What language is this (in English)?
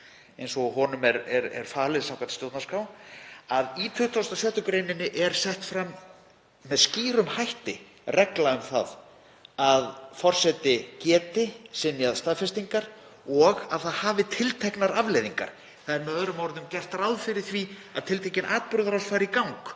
Icelandic